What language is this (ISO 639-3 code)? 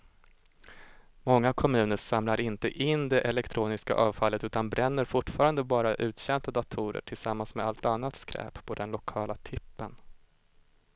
swe